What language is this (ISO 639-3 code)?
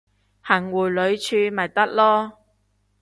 yue